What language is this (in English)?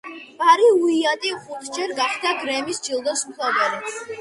Georgian